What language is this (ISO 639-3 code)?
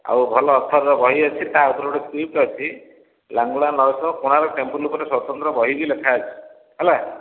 ori